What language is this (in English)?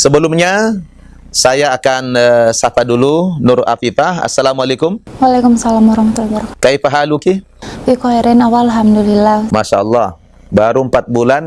Indonesian